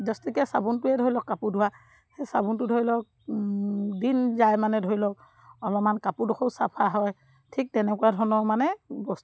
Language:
Assamese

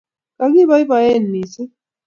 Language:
Kalenjin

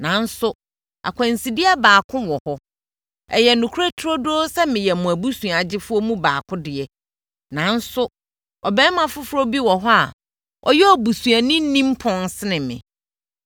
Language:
Akan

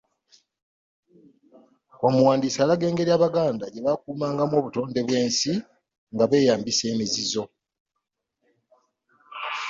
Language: Ganda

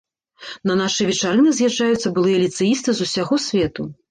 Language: Belarusian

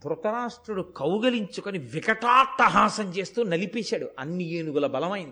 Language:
Telugu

